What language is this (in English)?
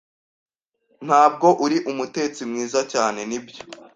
Kinyarwanda